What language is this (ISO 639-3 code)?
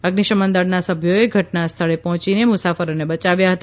guj